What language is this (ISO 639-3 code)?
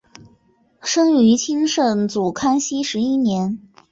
zho